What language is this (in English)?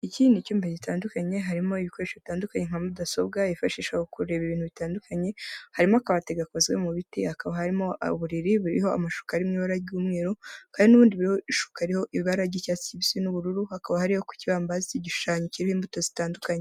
Kinyarwanda